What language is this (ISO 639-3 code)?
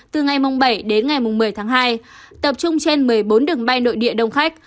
vie